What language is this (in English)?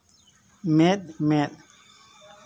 Santali